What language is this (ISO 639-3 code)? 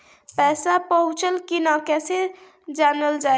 bho